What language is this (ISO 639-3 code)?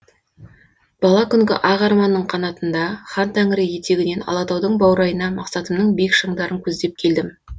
kaz